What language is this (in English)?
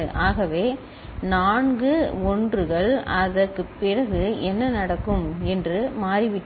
Tamil